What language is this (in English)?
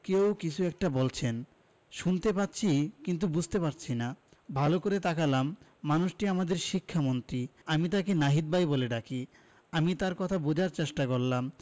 Bangla